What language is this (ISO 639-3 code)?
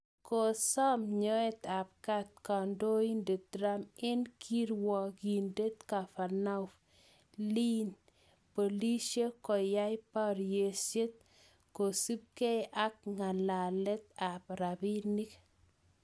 kln